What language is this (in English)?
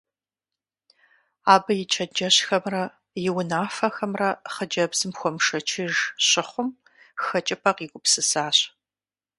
Kabardian